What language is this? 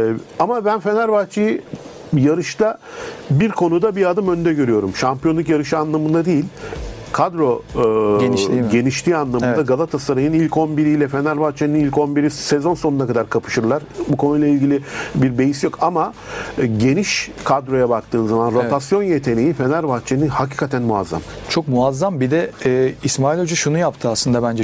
Turkish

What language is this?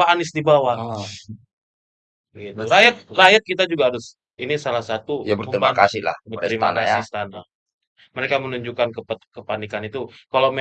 Indonesian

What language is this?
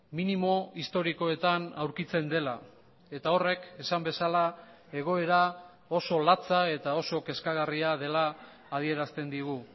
Basque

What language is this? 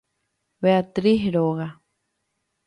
Guarani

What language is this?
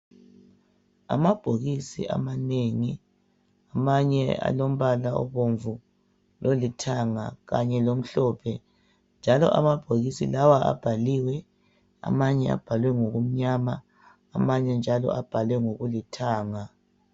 North Ndebele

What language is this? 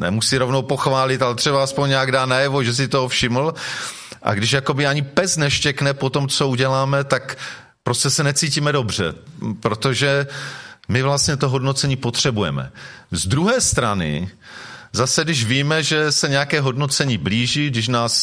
Czech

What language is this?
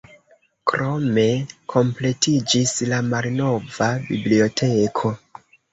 Esperanto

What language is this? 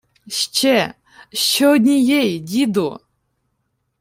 Ukrainian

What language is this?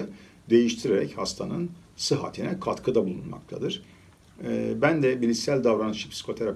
Turkish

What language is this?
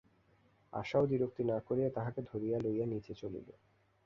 Bangla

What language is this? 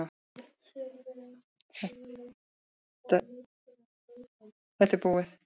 Icelandic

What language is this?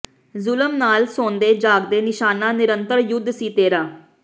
Punjabi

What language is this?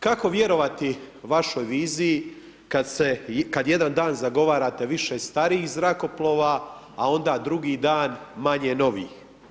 Croatian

